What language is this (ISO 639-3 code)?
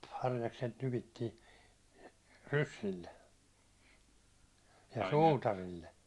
fin